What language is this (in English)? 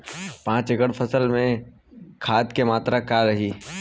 Bhojpuri